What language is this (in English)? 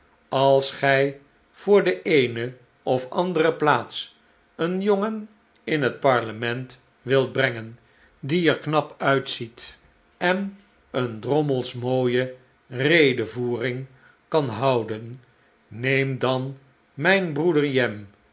Dutch